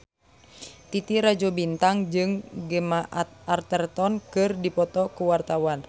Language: Sundanese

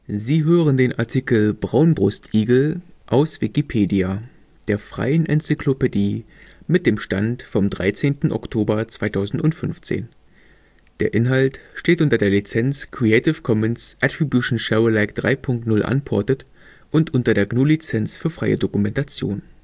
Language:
German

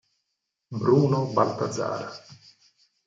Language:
Italian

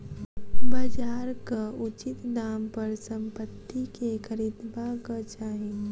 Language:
Maithili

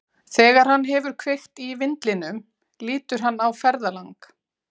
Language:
Icelandic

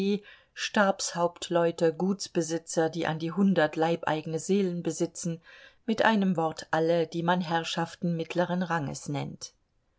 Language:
German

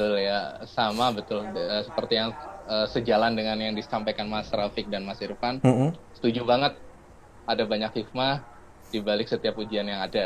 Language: Indonesian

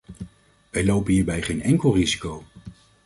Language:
Dutch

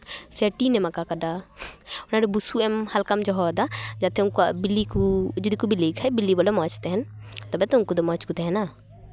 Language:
Santali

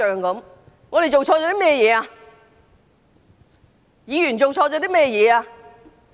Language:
Cantonese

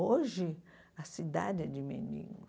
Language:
Portuguese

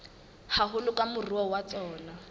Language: Southern Sotho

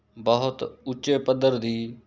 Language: Punjabi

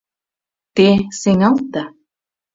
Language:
Mari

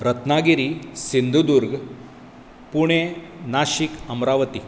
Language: Konkani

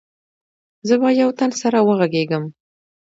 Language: Pashto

